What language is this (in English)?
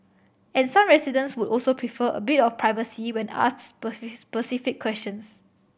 English